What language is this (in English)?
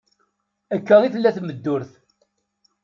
Kabyle